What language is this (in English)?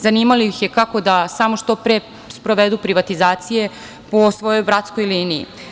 Serbian